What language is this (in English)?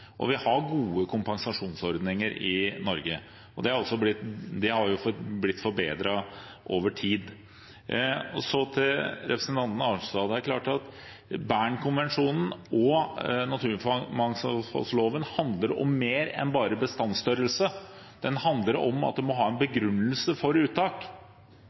Norwegian Bokmål